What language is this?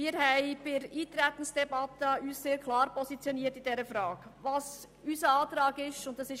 Swiss German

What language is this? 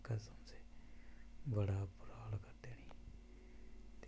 Dogri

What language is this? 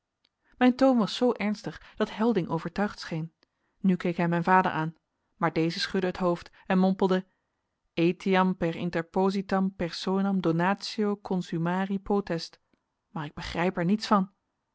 Dutch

